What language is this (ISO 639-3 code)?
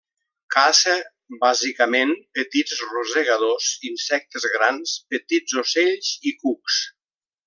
cat